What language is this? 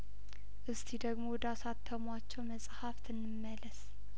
Amharic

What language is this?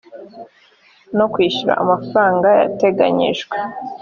Kinyarwanda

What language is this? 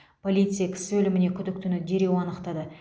Kazakh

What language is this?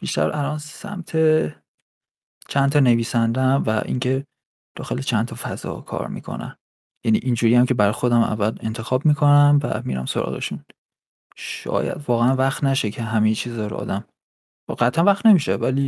Persian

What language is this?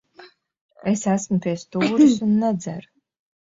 Latvian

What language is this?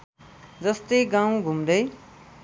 Nepali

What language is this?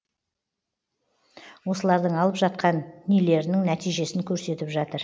Kazakh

